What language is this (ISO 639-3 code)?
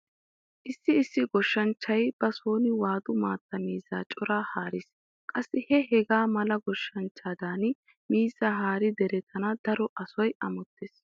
wal